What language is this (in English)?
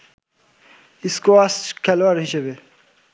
Bangla